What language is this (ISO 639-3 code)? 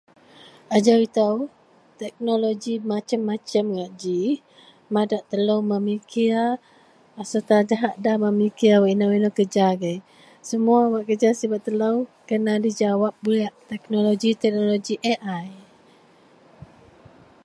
mel